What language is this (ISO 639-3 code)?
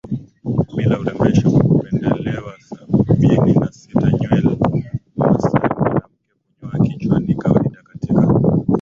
swa